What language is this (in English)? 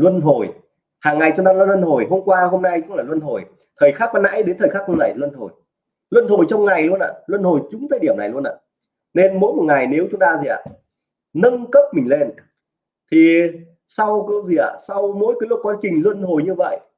Vietnamese